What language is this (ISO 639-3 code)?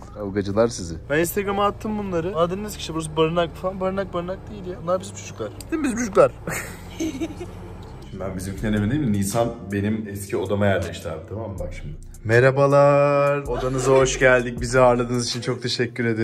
tur